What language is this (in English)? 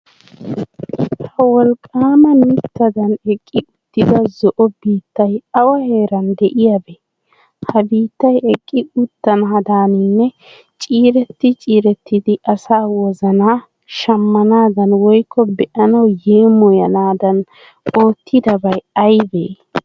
Wolaytta